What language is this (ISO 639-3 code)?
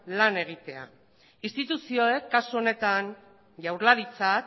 eus